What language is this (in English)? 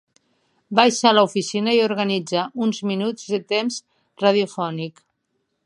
Catalan